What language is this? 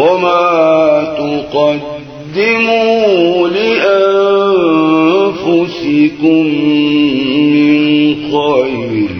Arabic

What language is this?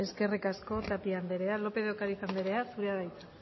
Basque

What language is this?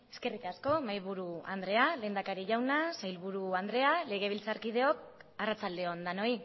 Basque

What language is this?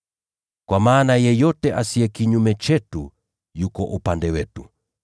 Swahili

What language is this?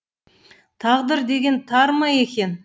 Kazakh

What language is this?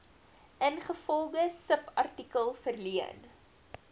Afrikaans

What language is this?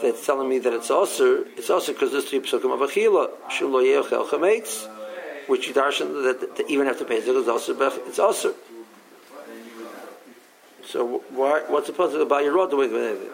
English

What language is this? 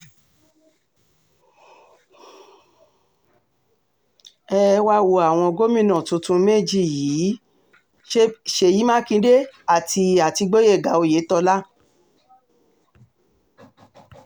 Yoruba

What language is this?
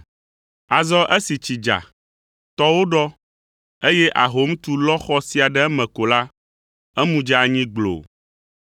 Ewe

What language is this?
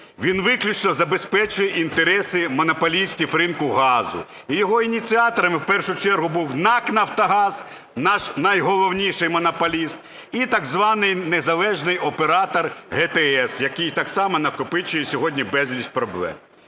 Ukrainian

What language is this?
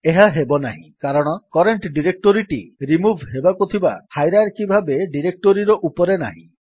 Odia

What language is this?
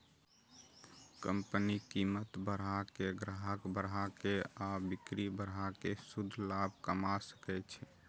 Maithili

